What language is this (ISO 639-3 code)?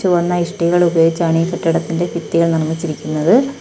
mal